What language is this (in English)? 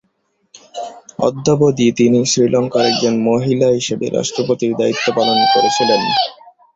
Bangla